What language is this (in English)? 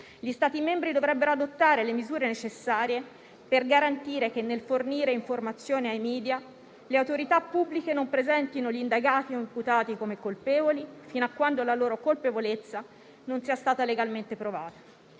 Italian